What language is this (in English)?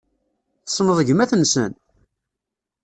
Kabyle